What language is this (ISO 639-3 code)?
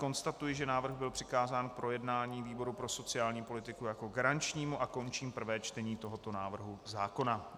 ces